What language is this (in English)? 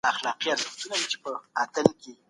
Pashto